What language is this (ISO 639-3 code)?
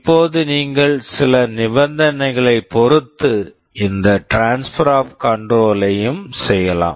tam